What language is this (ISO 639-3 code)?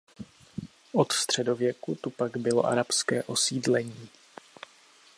ces